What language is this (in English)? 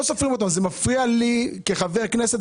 Hebrew